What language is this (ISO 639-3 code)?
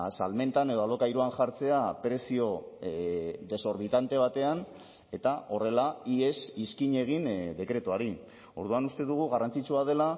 eus